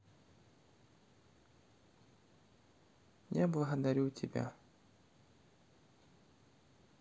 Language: Russian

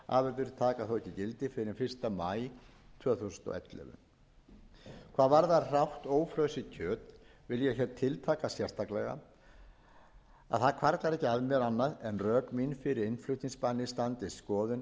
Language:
Icelandic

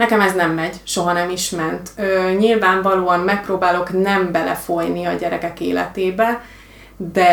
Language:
Hungarian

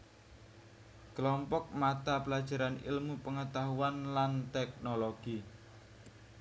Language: Javanese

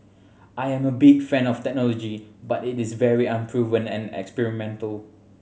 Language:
English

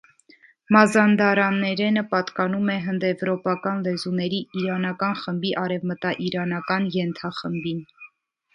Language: Armenian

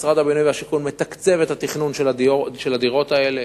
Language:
Hebrew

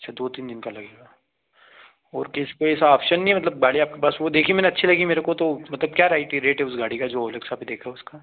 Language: Hindi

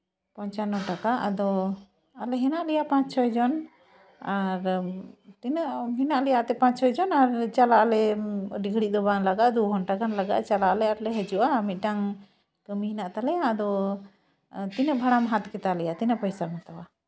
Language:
Santali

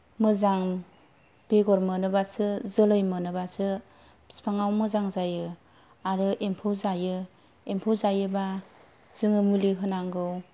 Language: Bodo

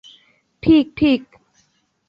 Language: Bangla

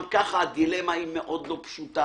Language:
Hebrew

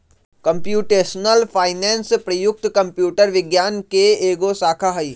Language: Magahi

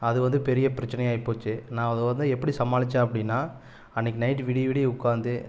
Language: Tamil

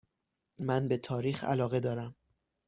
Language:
Persian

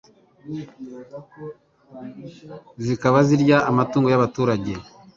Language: Kinyarwanda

